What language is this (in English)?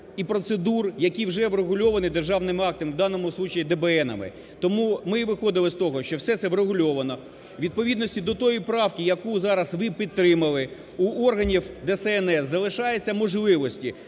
Ukrainian